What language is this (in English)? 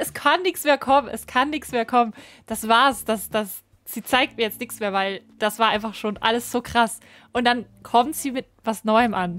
German